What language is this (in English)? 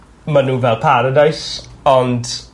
Welsh